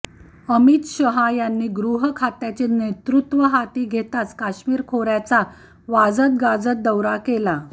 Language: Marathi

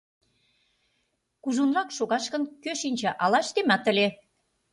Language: Mari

